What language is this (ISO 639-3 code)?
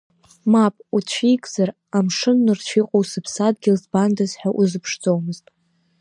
abk